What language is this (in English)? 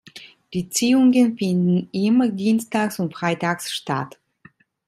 German